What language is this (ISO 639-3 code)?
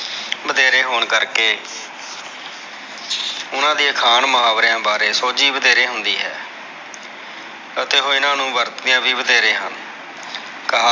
pan